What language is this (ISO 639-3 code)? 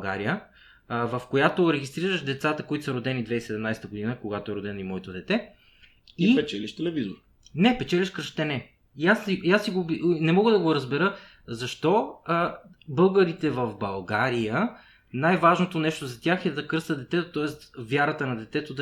bul